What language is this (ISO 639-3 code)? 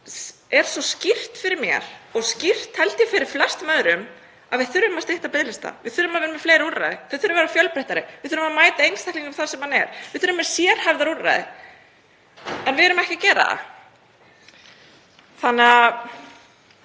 isl